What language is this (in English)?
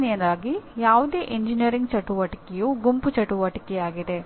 Kannada